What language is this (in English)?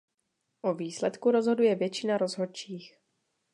Czech